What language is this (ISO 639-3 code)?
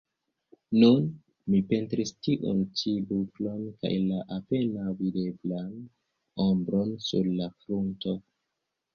epo